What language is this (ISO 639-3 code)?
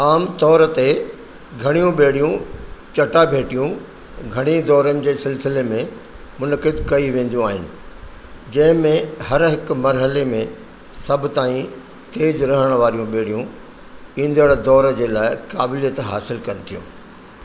snd